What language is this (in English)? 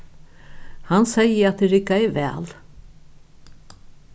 Faroese